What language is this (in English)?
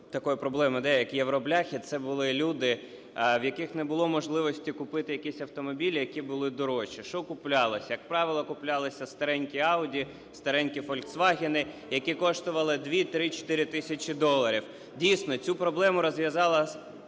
Ukrainian